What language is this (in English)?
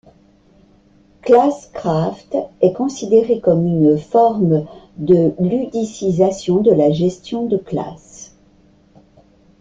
French